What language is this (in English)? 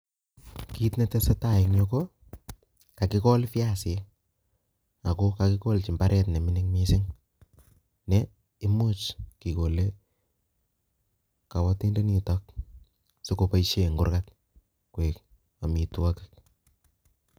Kalenjin